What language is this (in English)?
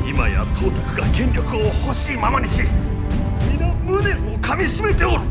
Japanese